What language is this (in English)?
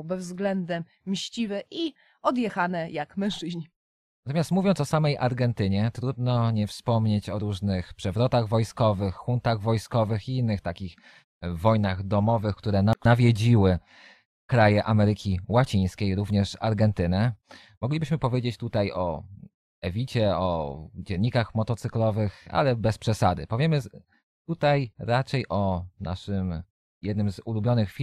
Polish